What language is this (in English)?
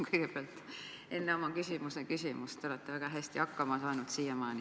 Estonian